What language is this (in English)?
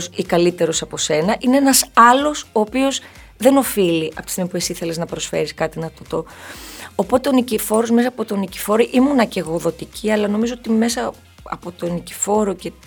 Greek